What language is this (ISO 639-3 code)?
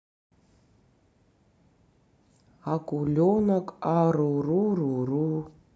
rus